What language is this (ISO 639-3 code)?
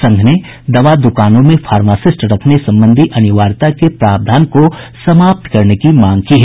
hin